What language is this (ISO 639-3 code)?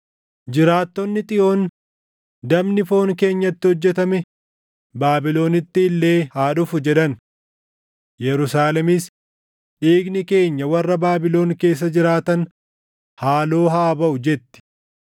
orm